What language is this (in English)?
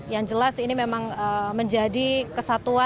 Indonesian